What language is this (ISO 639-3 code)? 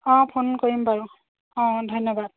asm